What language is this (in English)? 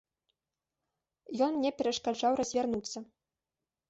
Belarusian